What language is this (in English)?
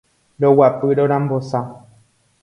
Guarani